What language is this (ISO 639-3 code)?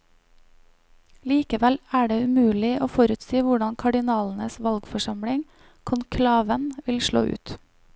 nor